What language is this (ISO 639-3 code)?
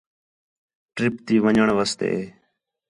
xhe